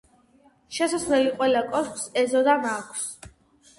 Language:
Georgian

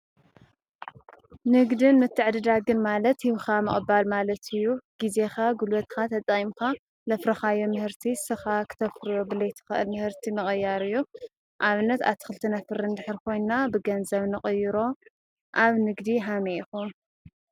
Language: Tigrinya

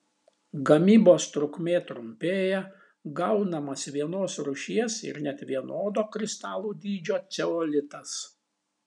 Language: Lithuanian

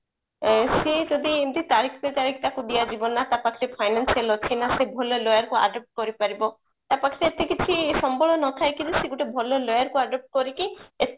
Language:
Odia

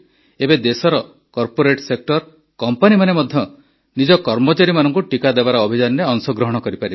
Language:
Odia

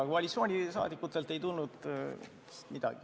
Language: Estonian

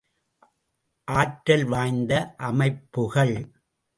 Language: Tamil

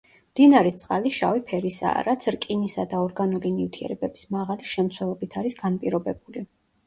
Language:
Georgian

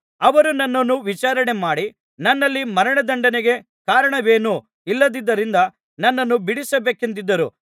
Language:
Kannada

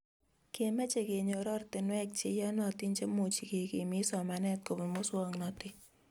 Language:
Kalenjin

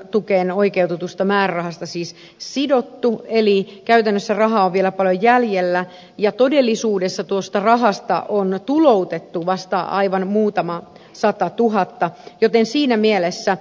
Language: Finnish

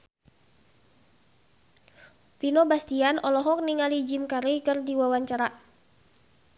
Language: Sundanese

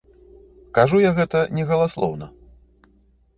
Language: Belarusian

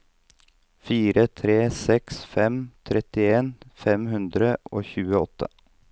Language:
Norwegian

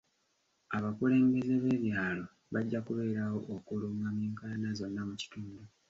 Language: Ganda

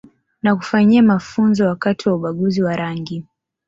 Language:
Swahili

